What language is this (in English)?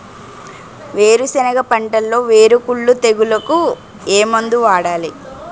Telugu